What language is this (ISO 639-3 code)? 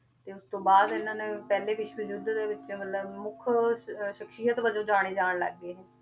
pan